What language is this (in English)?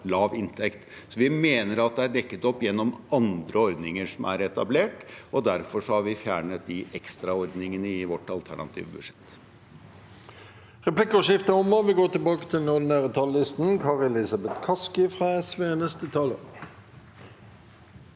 Norwegian